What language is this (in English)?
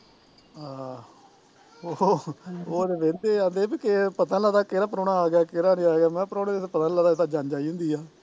Punjabi